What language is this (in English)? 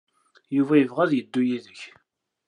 Kabyle